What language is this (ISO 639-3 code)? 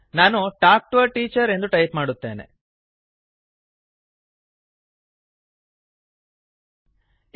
kan